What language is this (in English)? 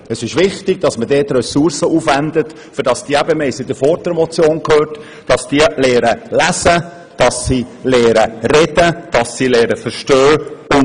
Swiss German